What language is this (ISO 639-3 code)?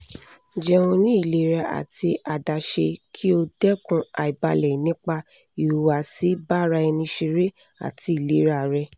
yor